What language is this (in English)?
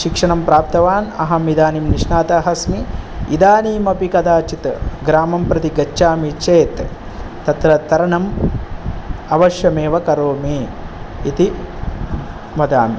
Sanskrit